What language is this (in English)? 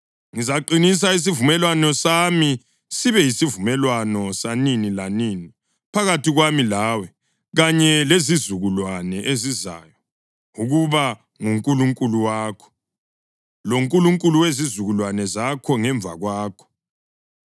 North Ndebele